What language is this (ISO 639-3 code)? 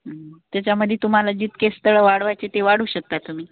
mar